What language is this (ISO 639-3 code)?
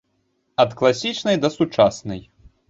bel